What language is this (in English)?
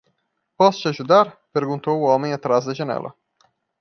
Portuguese